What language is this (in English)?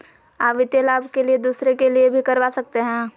Magahi